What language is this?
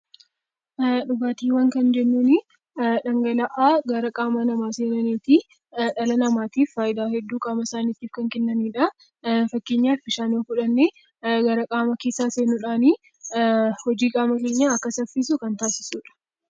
Oromo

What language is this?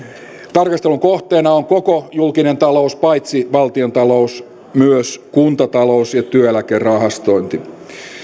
Finnish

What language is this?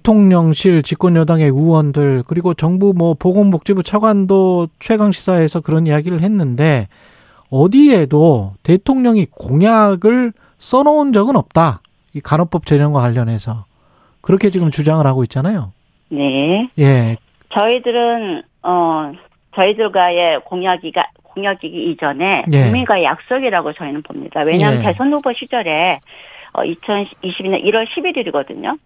Korean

